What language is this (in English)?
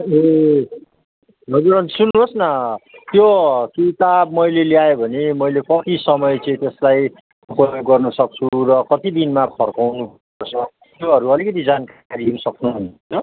Nepali